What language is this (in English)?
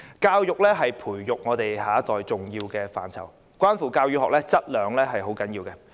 Cantonese